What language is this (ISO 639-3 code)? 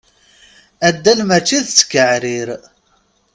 kab